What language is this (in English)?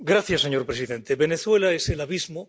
Spanish